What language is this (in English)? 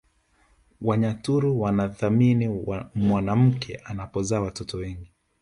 Swahili